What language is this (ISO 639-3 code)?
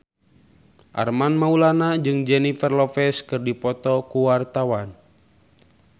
sun